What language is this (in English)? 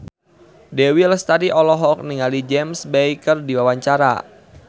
Sundanese